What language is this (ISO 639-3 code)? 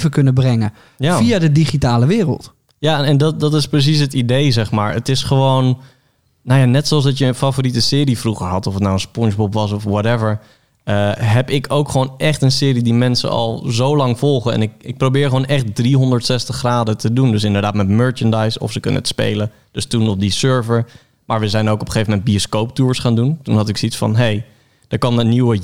nld